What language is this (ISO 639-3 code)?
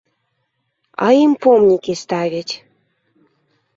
bel